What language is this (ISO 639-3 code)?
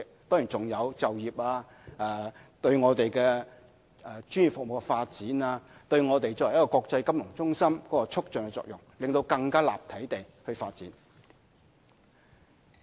yue